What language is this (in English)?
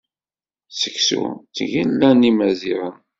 Kabyle